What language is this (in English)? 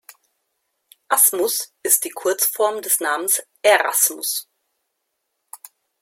German